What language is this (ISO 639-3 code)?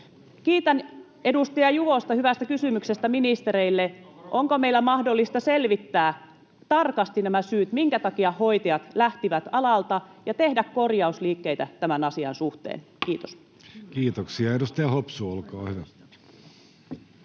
fin